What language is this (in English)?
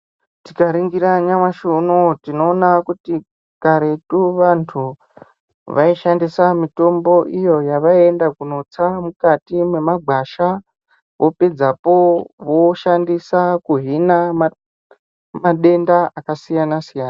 Ndau